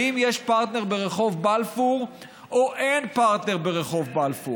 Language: Hebrew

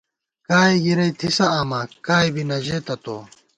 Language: Gawar-Bati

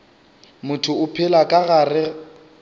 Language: Northern Sotho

